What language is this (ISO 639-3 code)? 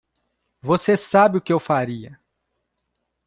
por